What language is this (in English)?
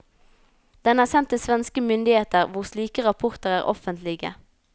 Norwegian